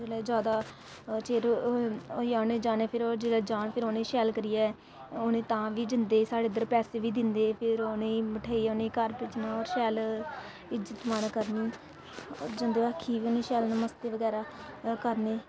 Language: Dogri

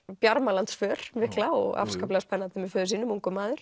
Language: Icelandic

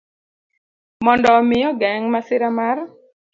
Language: Luo (Kenya and Tanzania)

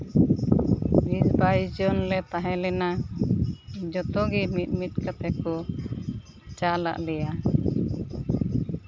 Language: Santali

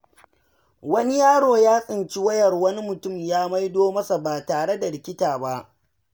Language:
Hausa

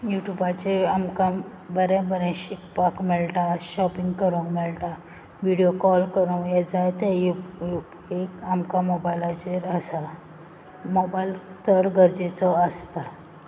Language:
Konkani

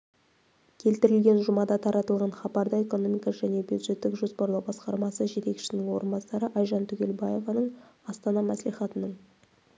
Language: Kazakh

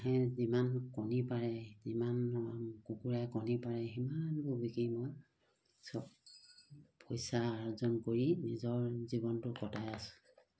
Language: Assamese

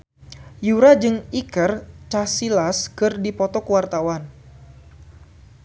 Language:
Sundanese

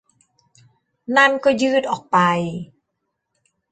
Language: Thai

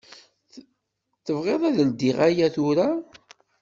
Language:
Kabyle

